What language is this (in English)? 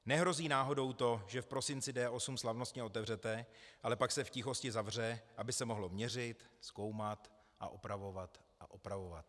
Czech